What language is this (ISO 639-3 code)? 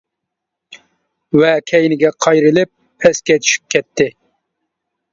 uig